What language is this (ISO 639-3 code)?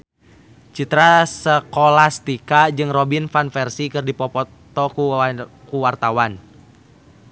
sun